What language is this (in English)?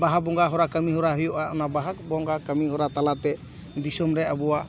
Santali